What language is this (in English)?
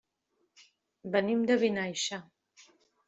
Catalan